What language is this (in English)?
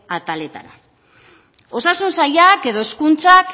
Basque